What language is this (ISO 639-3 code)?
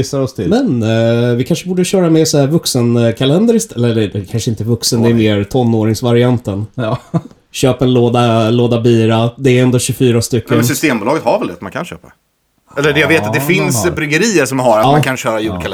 swe